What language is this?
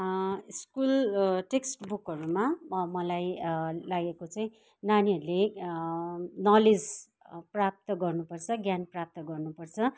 Nepali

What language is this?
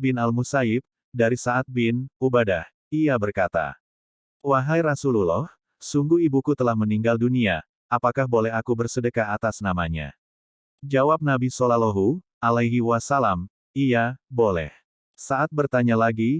Indonesian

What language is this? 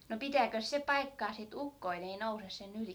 Finnish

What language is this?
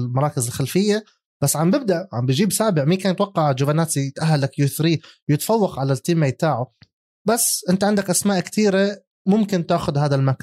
Arabic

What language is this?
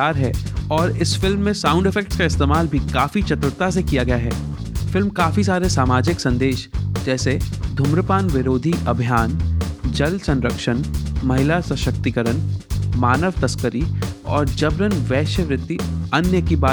Hindi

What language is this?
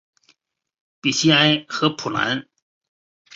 Chinese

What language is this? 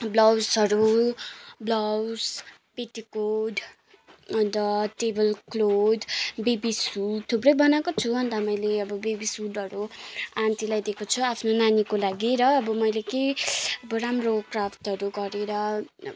Nepali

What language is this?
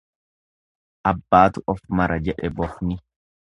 Oromo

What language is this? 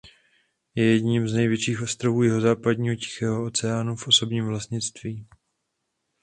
Czech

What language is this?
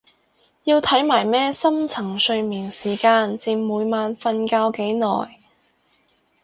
Cantonese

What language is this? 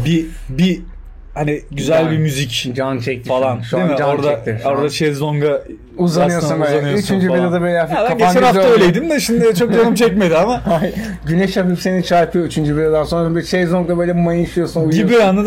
Turkish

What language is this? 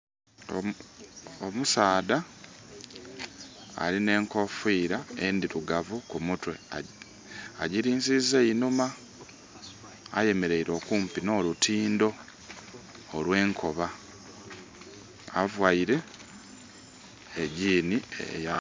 Soga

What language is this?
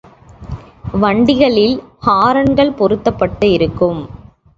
Tamil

